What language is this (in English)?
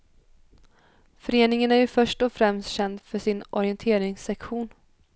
Swedish